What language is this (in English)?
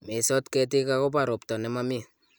Kalenjin